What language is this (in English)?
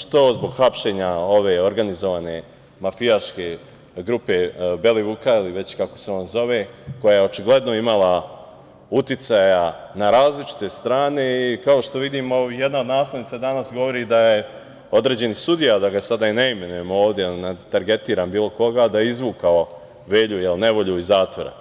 Serbian